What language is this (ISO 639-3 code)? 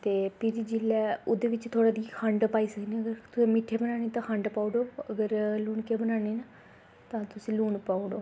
doi